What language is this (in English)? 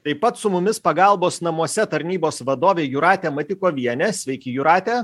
Lithuanian